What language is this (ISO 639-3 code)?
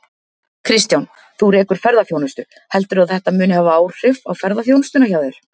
isl